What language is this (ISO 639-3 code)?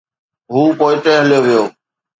snd